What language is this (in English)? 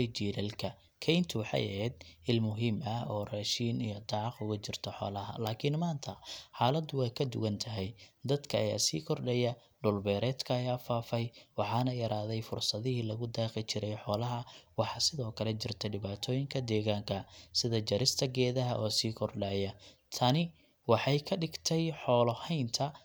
Somali